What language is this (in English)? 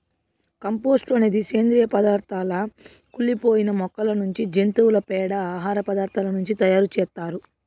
Telugu